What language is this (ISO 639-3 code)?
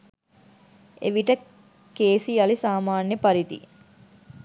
sin